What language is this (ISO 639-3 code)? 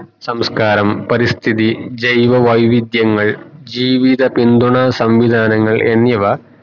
mal